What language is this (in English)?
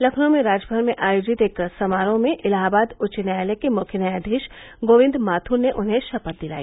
Hindi